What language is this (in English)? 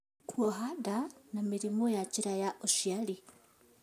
Kikuyu